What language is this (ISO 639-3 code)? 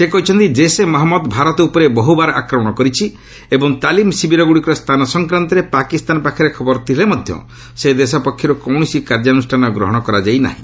ori